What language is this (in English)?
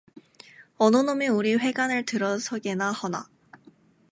Korean